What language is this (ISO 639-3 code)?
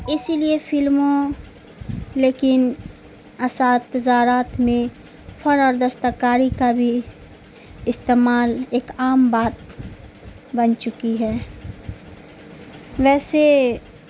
urd